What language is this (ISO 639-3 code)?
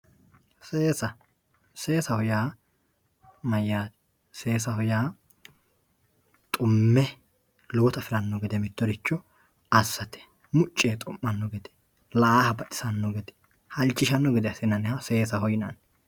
sid